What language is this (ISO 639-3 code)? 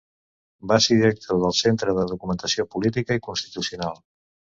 cat